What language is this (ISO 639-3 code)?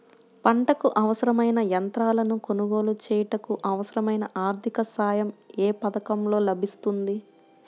tel